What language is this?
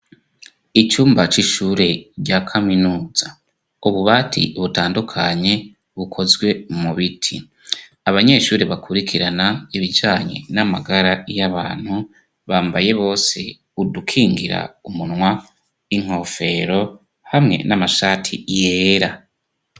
Rundi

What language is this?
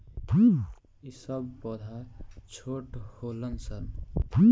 Bhojpuri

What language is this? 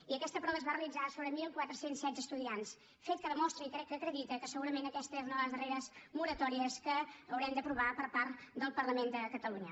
Catalan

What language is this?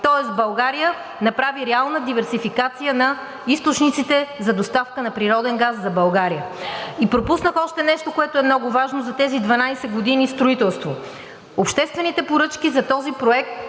Bulgarian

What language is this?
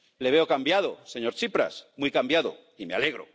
Spanish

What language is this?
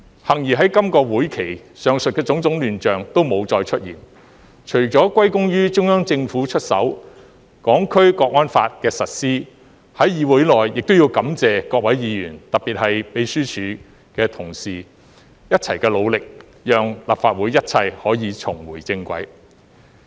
Cantonese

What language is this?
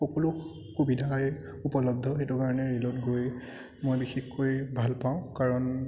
Assamese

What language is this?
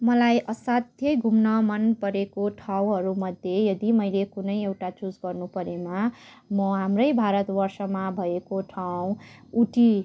Nepali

